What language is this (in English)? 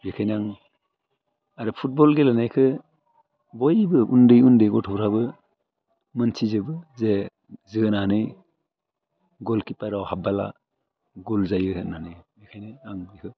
Bodo